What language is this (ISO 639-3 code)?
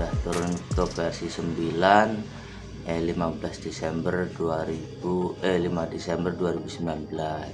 ind